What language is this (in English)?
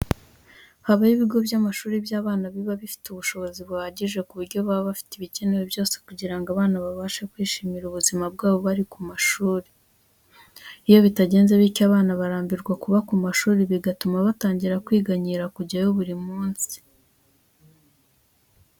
Kinyarwanda